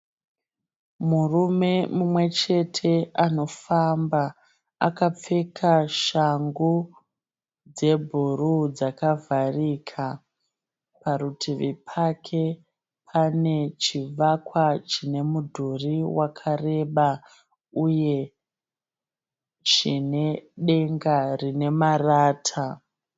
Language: Shona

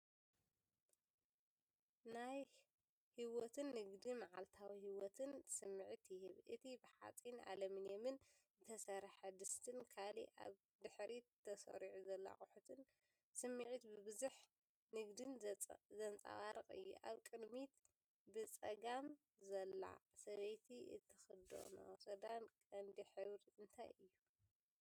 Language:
Tigrinya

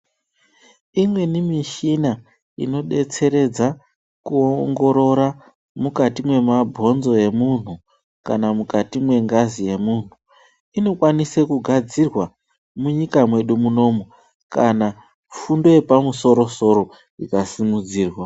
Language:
Ndau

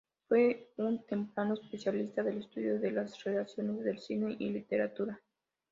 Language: Spanish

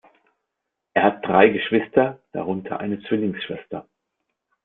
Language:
German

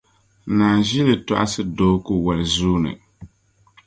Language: Dagbani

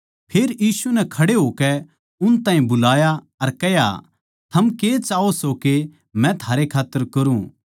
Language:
Haryanvi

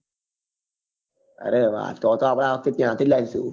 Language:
Gujarati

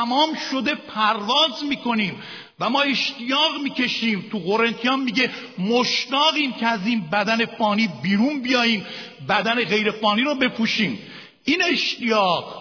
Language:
Persian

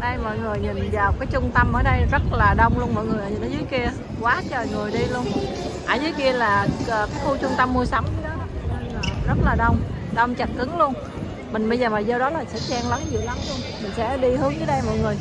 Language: Vietnamese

